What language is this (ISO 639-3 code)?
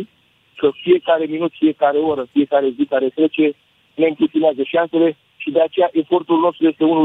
ron